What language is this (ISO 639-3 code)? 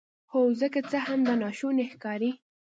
pus